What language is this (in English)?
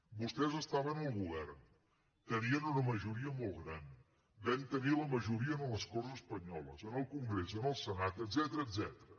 Catalan